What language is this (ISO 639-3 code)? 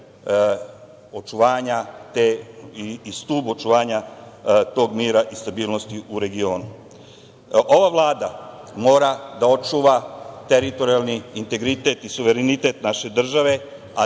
srp